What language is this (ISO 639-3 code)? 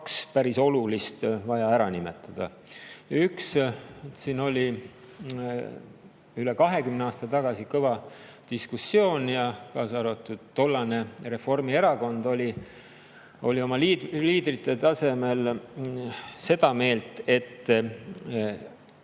est